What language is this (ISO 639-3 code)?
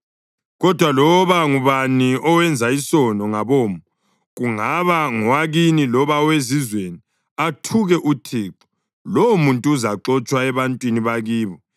nde